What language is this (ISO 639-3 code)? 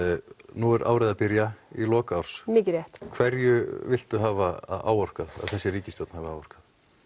isl